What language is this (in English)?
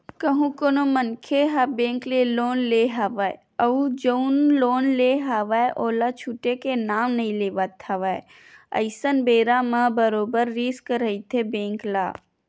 Chhattisgarhi